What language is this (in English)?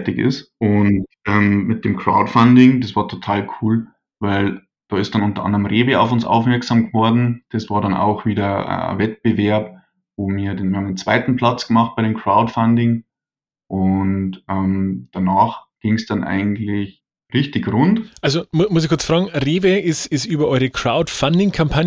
German